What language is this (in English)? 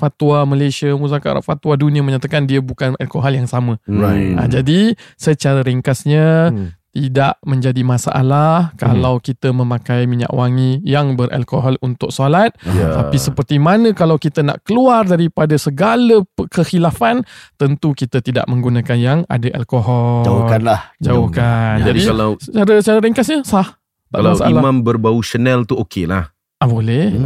Malay